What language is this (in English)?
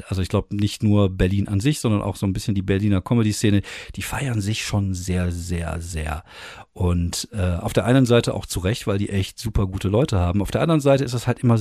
German